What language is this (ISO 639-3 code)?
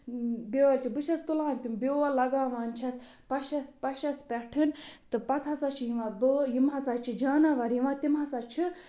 kas